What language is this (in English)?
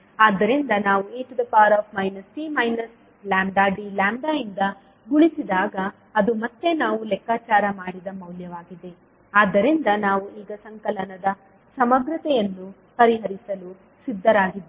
Kannada